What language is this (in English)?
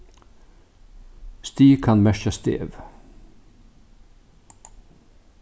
Faroese